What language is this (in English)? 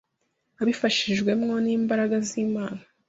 Kinyarwanda